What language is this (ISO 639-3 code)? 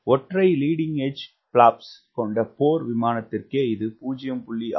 tam